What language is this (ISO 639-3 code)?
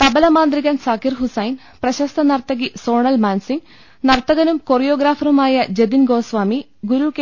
mal